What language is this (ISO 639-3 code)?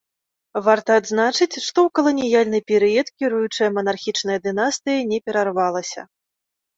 bel